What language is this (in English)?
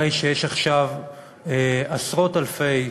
Hebrew